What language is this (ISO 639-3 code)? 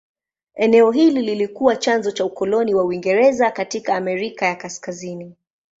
swa